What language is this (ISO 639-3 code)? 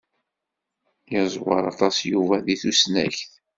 kab